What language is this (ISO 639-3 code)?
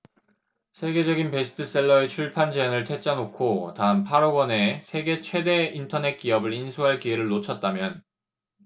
kor